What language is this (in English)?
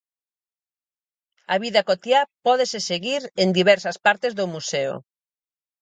Galician